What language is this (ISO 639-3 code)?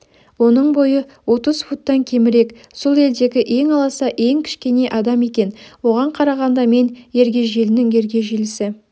kaz